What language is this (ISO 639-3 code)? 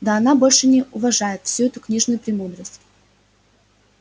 rus